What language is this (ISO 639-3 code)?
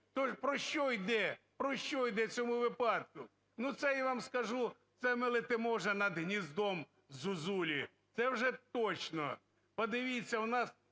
ukr